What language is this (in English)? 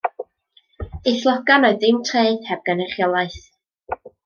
Welsh